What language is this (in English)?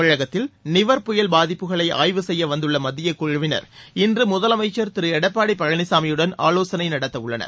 Tamil